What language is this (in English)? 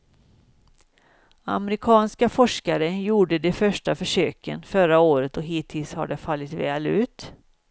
Swedish